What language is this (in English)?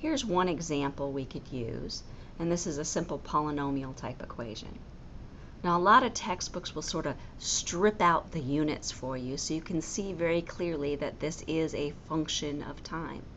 English